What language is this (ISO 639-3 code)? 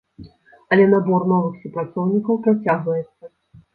bel